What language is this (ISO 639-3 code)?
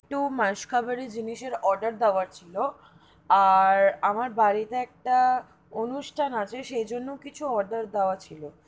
ben